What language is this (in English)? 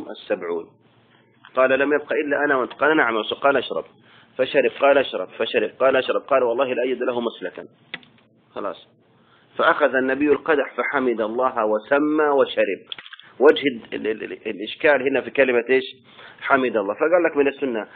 Arabic